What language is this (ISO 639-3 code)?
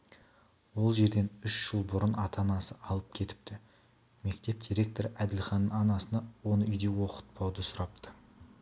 kaz